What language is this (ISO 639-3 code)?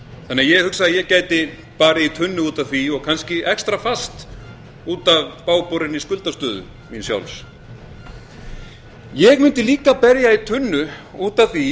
isl